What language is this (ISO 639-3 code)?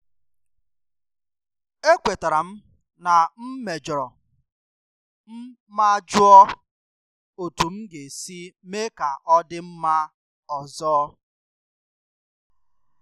ibo